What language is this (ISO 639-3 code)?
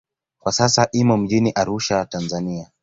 swa